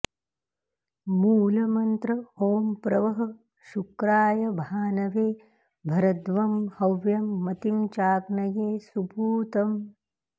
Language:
Sanskrit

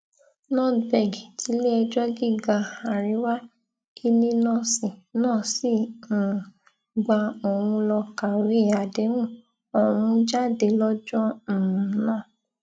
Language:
Yoruba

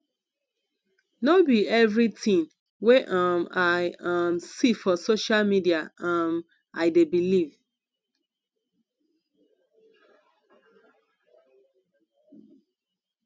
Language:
Nigerian Pidgin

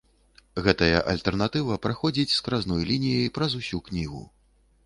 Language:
Belarusian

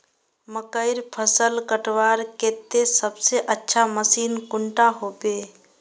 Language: Magahi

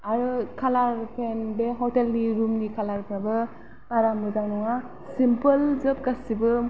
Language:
Bodo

